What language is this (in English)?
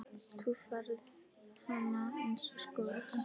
Icelandic